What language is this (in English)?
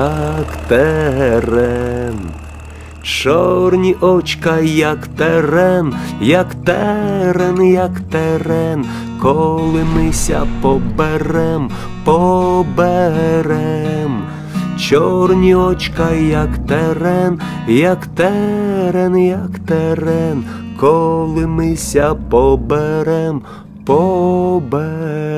Ukrainian